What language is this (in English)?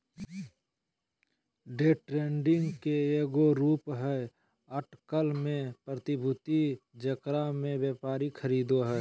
Magahi